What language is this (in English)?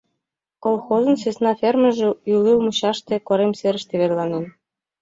Mari